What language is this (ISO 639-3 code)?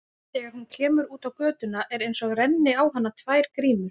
isl